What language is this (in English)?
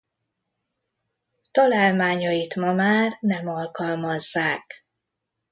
Hungarian